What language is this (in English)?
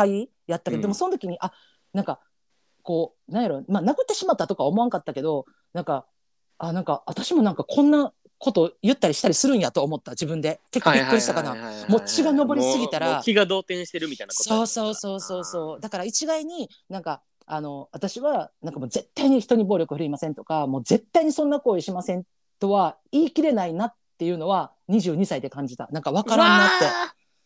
Japanese